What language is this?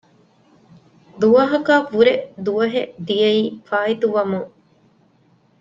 Divehi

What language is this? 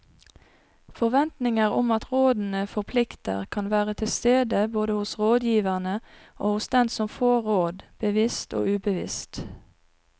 Norwegian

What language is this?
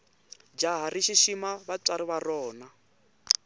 Tsonga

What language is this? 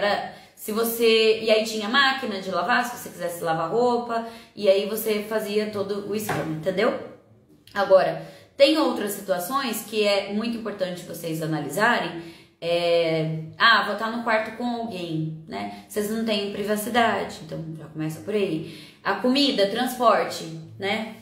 Portuguese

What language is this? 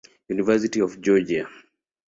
Swahili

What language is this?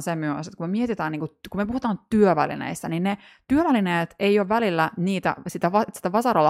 Finnish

